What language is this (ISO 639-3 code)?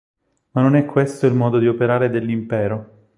ita